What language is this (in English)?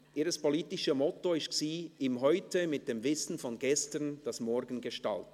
Swiss German